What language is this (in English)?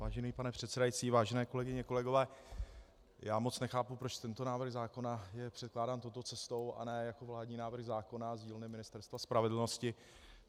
Czech